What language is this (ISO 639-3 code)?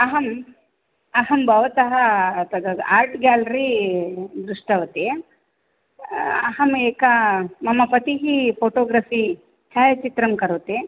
san